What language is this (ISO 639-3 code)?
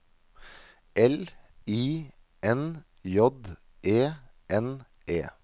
nor